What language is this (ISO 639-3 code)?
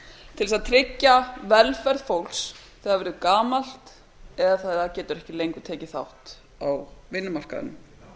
isl